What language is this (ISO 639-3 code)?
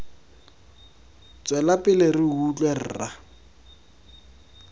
tsn